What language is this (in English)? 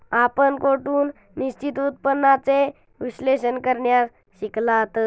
Marathi